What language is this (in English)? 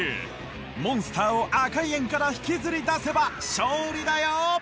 Japanese